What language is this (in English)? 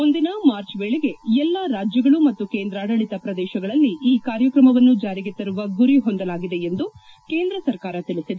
Kannada